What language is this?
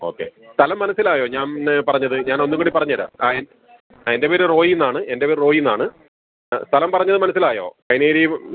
Malayalam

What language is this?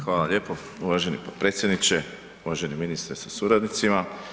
Croatian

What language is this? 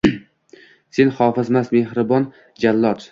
Uzbek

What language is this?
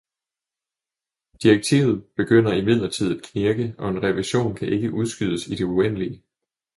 Danish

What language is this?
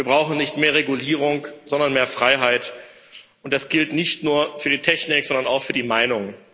German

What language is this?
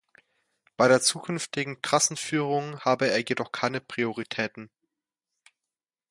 German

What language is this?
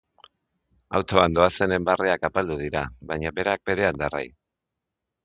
Basque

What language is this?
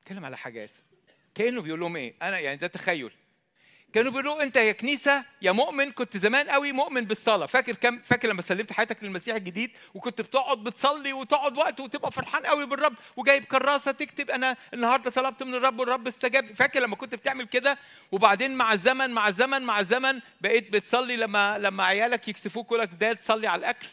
Arabic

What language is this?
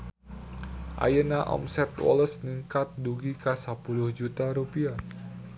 Sundanese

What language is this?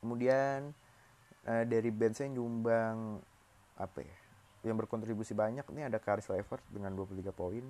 Indonesian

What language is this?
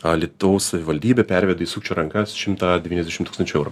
Lithuanian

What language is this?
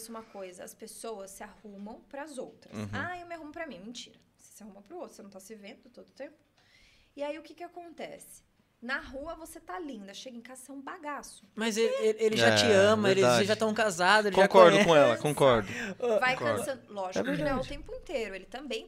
Portuguese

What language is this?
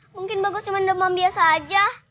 Indonesian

